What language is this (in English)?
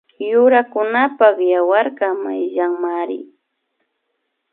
Imbabura Highland Quichua